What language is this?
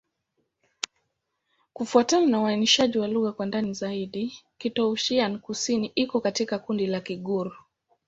Swahili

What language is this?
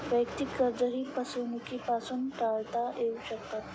Marathi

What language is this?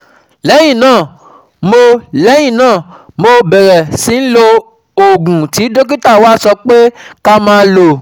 Yoruba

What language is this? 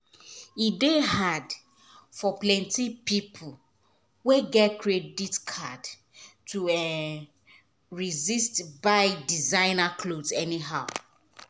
Nigerian Pidgin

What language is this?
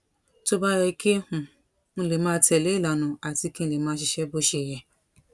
Yoruba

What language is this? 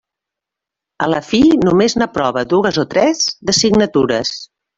Catalan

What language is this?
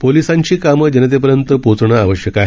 Marathi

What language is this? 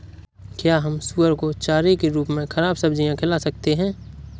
Hindi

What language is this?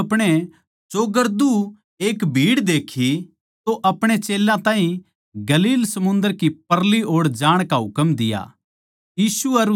Haryanvi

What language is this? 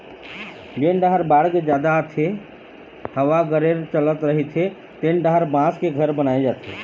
Chhattisgarhi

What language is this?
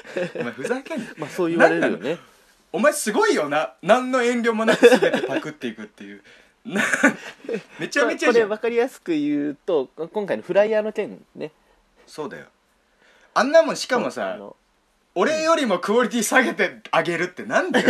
Japanese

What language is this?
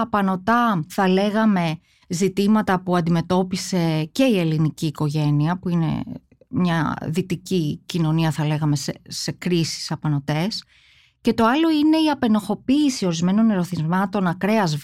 Greek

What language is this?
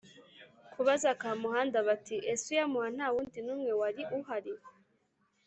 Kinyarwanda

